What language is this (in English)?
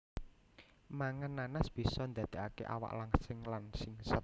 Javanese